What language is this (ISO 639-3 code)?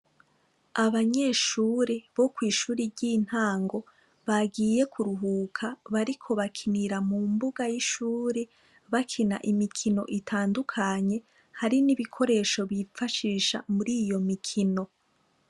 run